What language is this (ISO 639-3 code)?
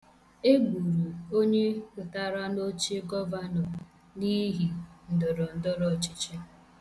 ibo